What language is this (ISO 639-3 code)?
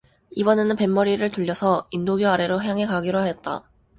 kor